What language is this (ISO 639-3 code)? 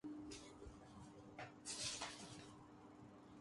urd